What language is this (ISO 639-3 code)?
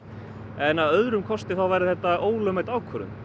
isl